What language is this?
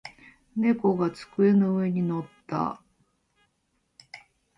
Japanese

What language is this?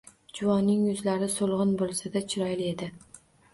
Uzbek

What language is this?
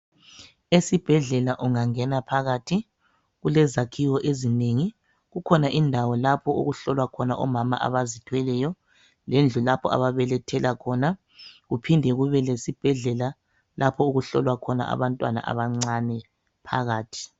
North Ndebele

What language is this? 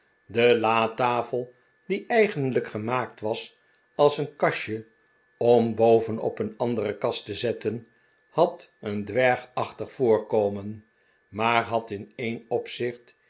Dutch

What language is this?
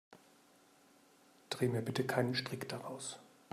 German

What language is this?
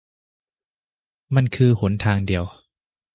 Thai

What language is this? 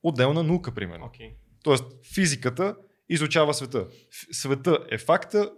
Bulgarian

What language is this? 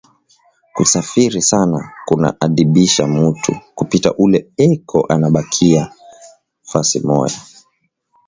Swahili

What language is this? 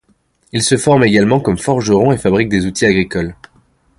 French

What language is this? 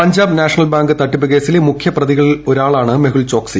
Malayalam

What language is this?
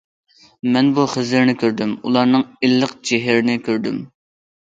Uyghur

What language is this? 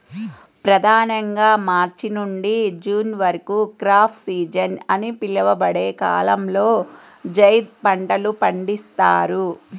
Telugu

